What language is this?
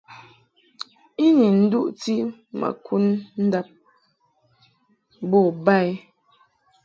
Mungaka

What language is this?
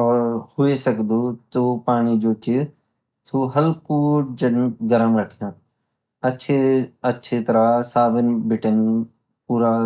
Garhwali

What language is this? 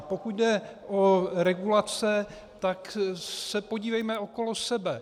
Czech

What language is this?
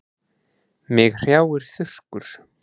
Icelandic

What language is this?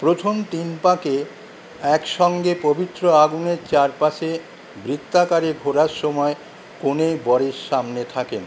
Bangla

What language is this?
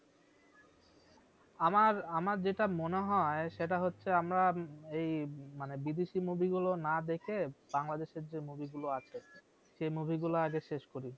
Bangla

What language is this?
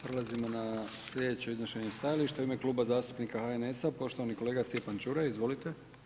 Croatian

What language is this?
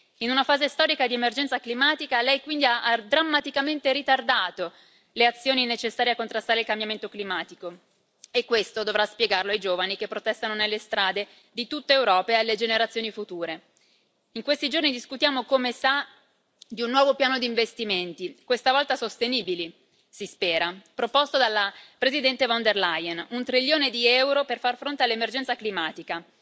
Italian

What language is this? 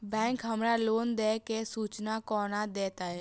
Maithili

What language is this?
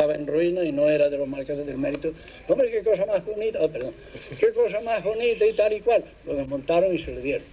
Spanish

